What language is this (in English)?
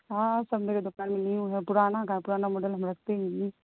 Urdu